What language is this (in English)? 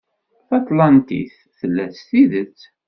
Kabyle